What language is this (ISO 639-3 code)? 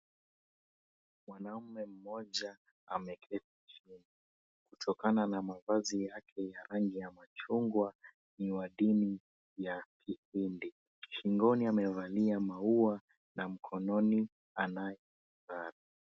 swa